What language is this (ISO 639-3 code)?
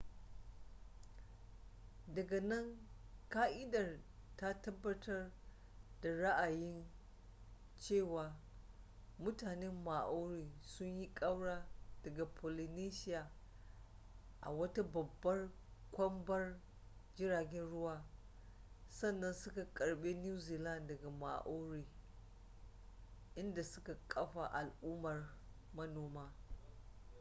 hau